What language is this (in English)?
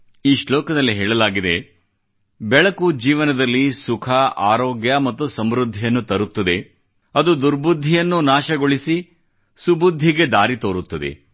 Kannada